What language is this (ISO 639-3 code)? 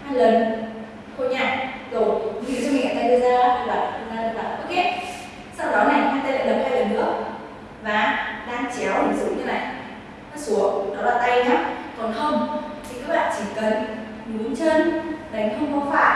vie